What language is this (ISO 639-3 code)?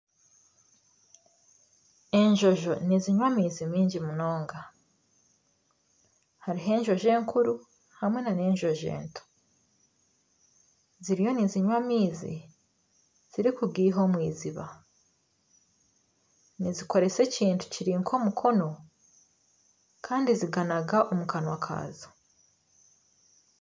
nyn